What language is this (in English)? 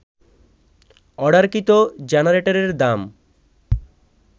Bangla